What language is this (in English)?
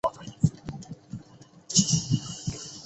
Chinese